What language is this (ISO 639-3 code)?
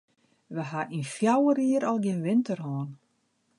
fry